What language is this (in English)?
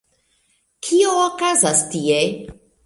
Esperanto